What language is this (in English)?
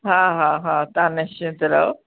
Sindhi